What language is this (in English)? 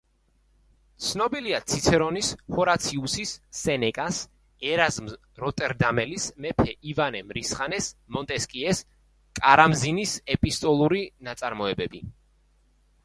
Georgian